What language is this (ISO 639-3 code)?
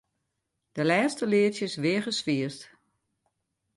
fry